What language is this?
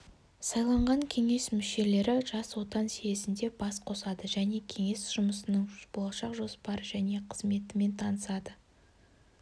Kazakh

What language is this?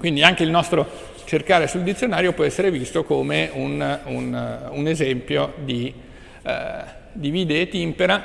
Italian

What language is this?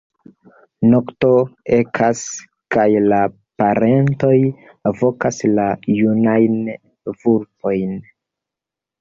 Esperanto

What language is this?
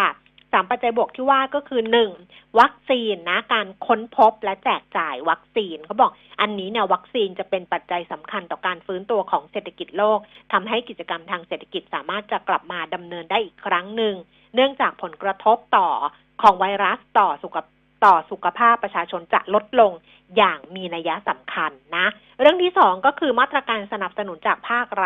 Thai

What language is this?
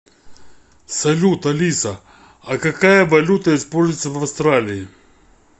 Russian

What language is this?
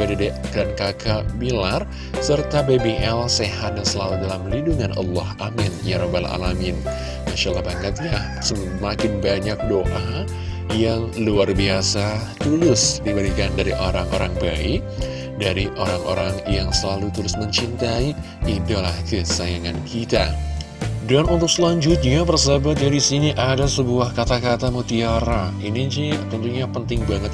Indonesian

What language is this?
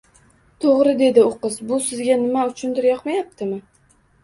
Uzbek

